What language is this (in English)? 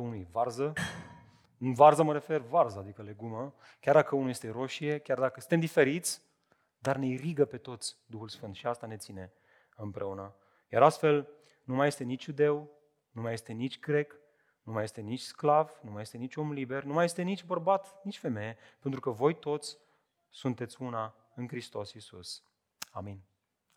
Romanian